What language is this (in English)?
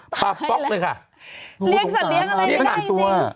Thai